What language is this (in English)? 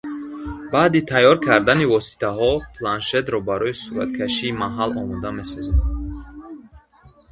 Tajik